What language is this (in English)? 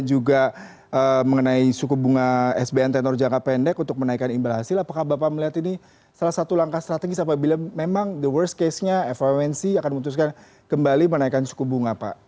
Indonesian